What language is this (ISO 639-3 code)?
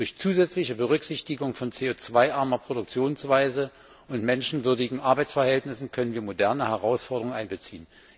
deu